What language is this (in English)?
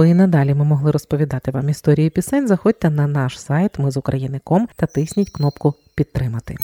Ukrainian